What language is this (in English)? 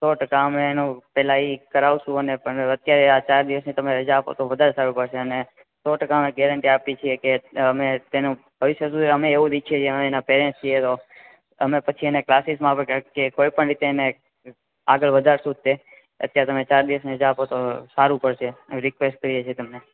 Gujarati